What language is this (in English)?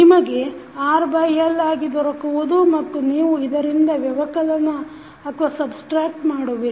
Kannada